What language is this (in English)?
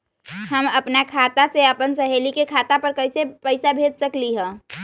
Magahi